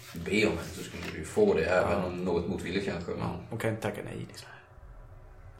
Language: Swedish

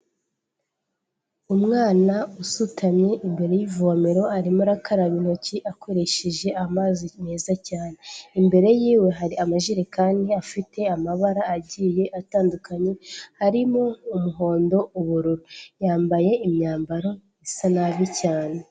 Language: Kinyarwanda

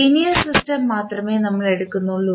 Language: Malayalam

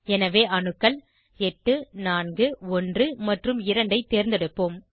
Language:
Tamil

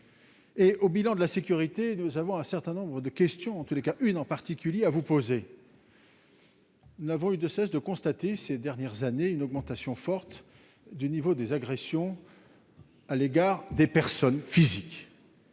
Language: French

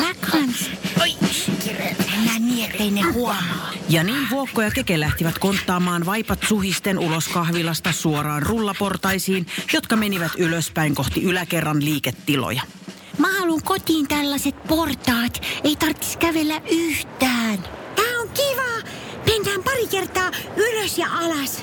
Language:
Finnish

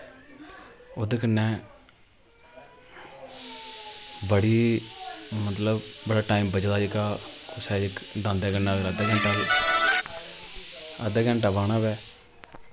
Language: Dogri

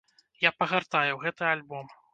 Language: Belarusian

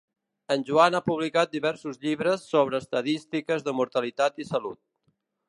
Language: Catalan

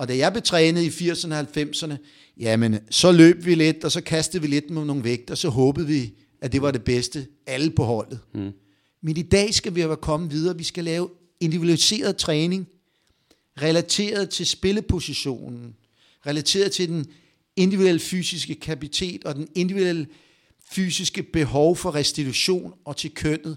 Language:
Danish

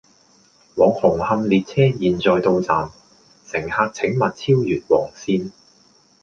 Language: Cantonese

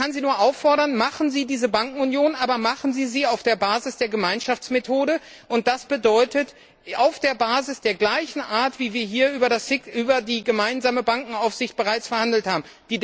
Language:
German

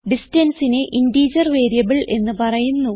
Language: Malayalam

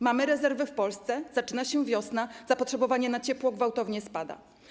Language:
Polish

